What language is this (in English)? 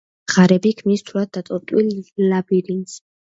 Georgian